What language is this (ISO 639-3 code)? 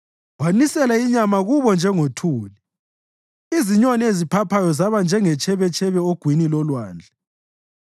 nde